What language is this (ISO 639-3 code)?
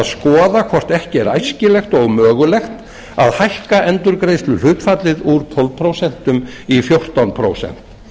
isl